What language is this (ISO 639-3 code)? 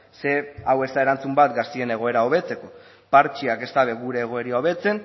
eus